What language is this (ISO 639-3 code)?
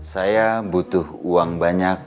ind